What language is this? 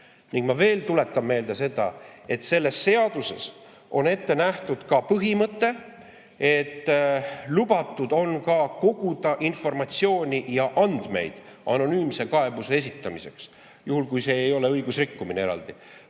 Estonian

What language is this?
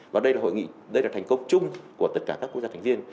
Vietnamese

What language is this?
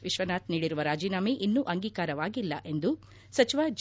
Kannada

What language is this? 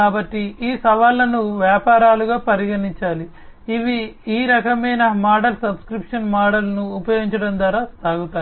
Telugu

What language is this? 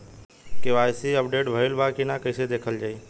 Bhojpuri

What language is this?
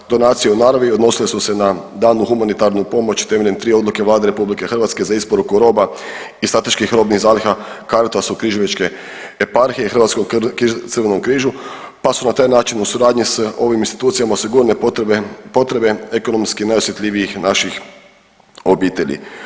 Croatian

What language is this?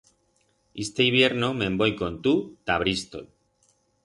Aragonese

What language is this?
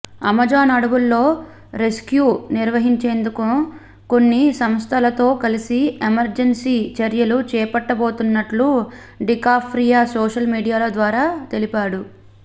Telugu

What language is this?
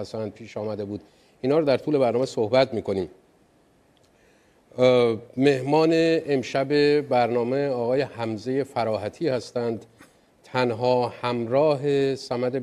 Persian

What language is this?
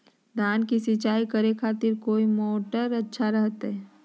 Magahi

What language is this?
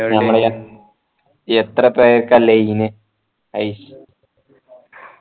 Malayalam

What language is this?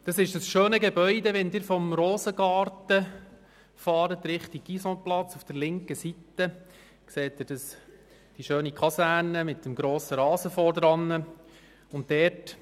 Swiss German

